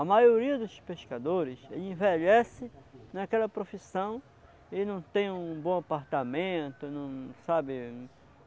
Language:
Portuguese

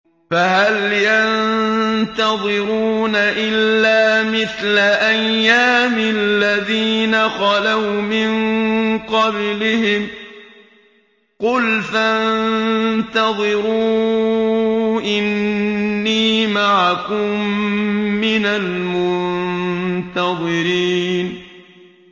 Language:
Arabic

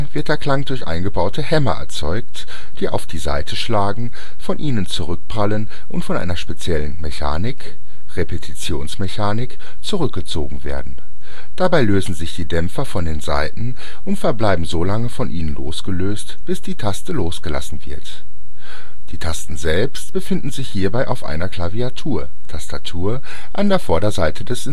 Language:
German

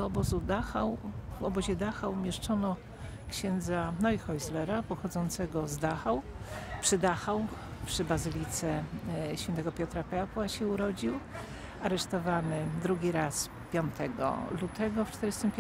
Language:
Polish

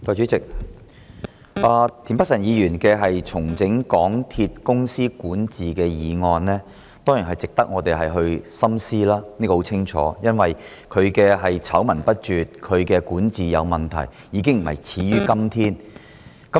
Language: Cantonese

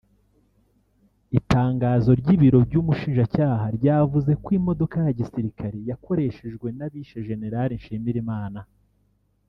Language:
Kinyarwanda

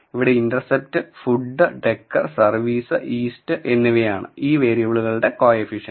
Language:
Malayalam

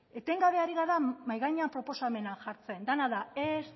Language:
Basque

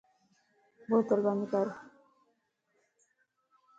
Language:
Lasi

